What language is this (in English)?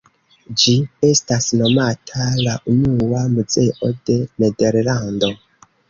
Esperanto